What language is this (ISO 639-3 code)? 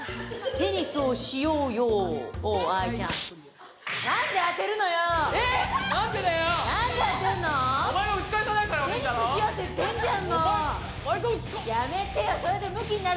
jpn